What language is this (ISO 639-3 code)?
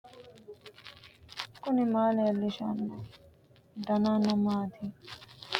sid